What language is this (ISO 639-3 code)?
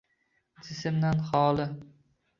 uzb